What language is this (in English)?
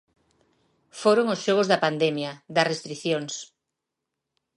Galician